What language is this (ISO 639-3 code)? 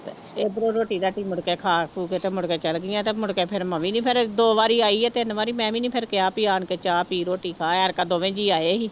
pan